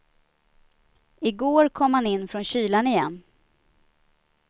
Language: Swedish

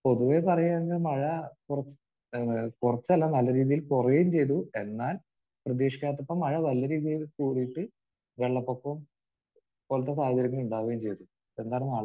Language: Malayalam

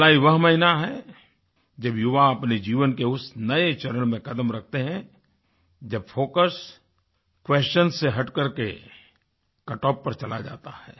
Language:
Hindi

